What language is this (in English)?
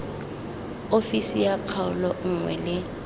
Tswana